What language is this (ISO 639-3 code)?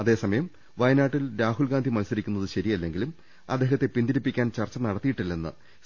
mal